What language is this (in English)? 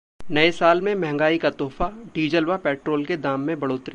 Hindi